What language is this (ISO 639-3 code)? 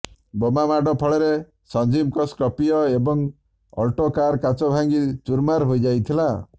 ori